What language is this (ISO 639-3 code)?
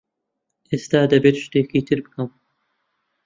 ckb